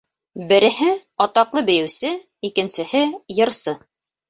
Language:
Bashkir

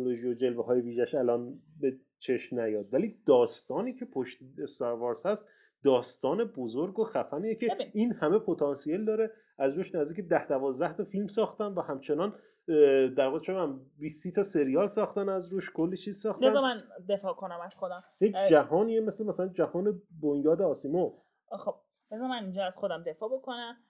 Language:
Persian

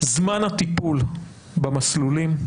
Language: Hebrew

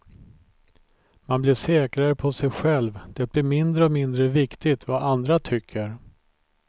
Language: Swedish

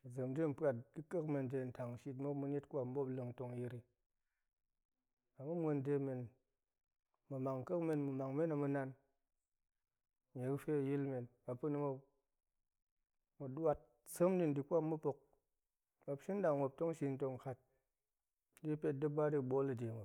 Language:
Goemai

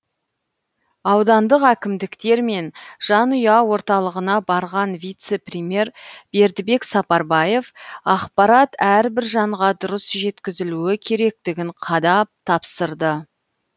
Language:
Kazakh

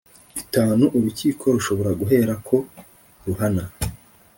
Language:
Kinyarwanda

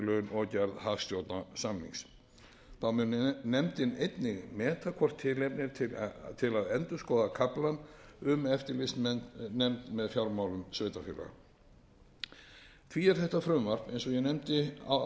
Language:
Icelandic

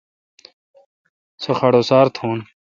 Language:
Kalkoti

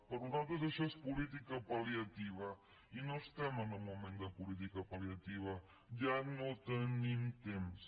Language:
Catalan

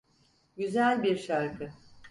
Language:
Turkish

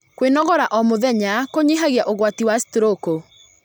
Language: Kikuyu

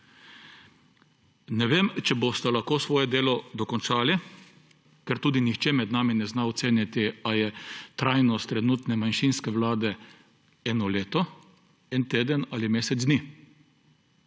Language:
Slovenian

